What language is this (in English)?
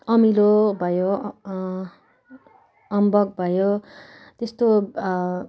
Nepali